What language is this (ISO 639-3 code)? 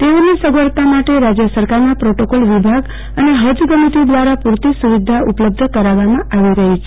guj